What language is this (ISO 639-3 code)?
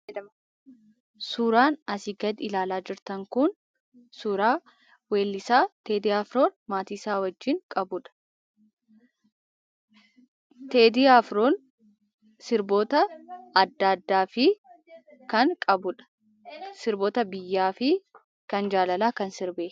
orm